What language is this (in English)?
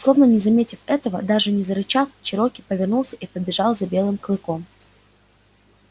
Russian